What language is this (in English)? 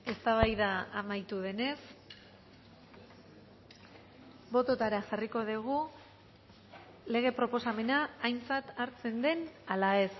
Basque